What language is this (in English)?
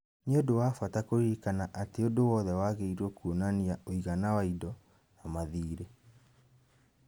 Kikuyu